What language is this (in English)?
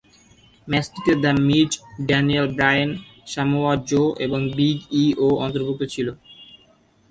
Bangla